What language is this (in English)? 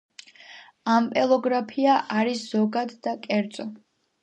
Georgian